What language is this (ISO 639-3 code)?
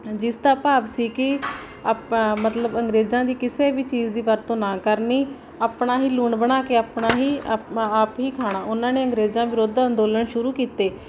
pan